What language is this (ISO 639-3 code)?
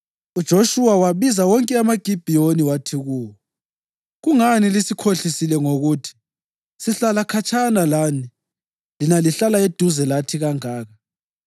nde